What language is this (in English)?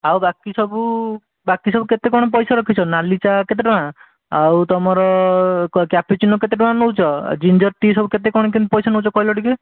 Odia